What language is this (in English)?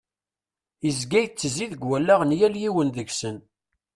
Kabyle